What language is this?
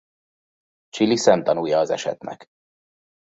Hungarian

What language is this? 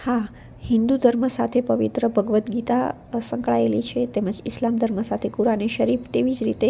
Gujarati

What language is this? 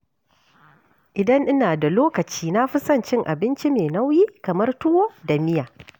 Hausa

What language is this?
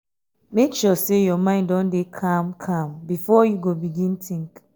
Nigerian Pidgin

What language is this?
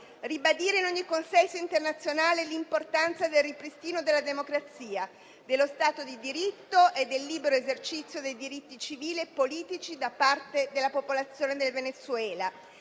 Italian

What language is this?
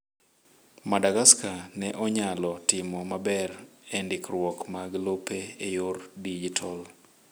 Luo (Kenya and Tanzania)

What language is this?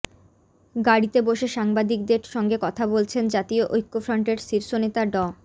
Bangla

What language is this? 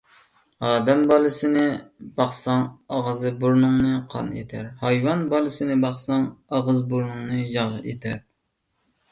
Uyghur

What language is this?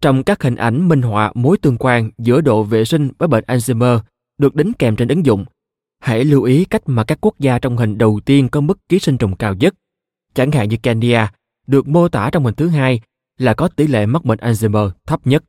Vietnamese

